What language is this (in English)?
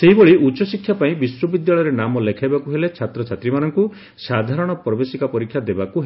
Odia